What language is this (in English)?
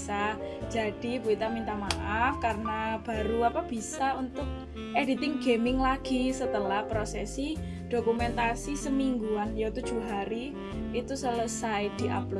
Indonesian